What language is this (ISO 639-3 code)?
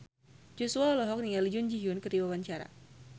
sun